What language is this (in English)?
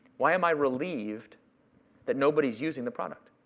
English